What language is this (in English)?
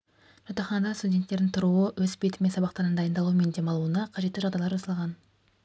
Kazakh